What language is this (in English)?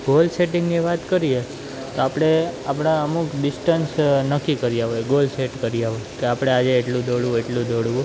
Gujarati